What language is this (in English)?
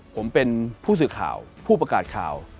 Thai